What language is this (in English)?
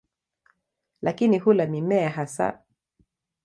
Swahili